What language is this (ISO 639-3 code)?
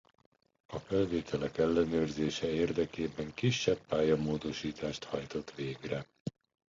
hun